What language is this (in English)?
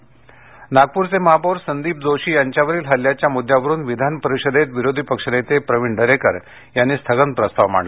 Marathi